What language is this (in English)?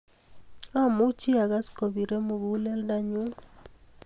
Kalenjin